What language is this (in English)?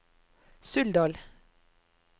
Norwegian